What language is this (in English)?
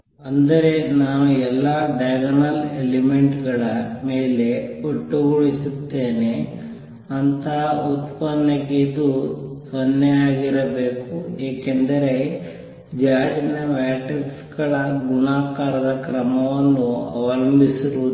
Kannada